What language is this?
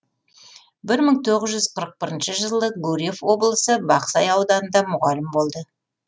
Kazakh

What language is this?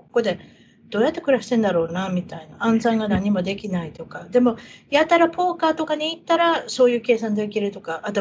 Japanese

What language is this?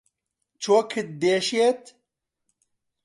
Central Kurdish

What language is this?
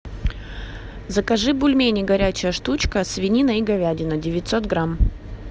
Russian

